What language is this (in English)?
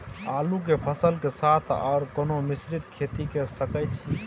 Maithili